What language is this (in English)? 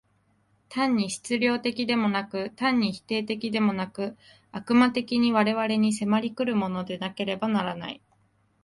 Japanese